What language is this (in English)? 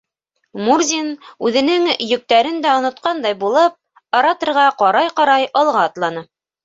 Bashkir